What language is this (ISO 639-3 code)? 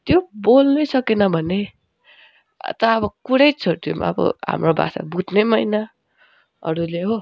nep